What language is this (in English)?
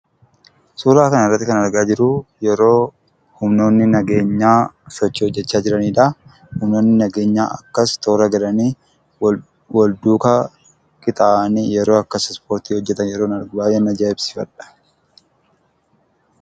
Oromo